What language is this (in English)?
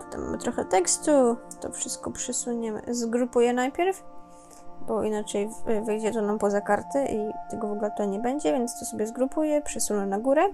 Polish